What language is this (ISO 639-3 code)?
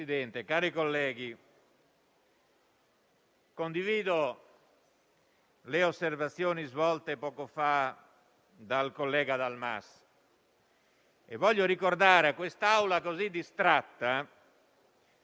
ita